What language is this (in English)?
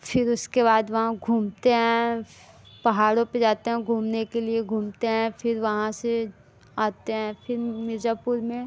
Hindi